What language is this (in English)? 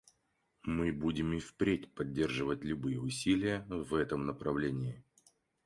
Russian